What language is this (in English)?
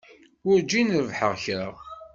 Kabyle